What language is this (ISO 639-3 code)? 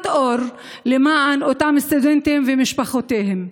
heb